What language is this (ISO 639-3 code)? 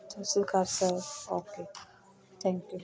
pan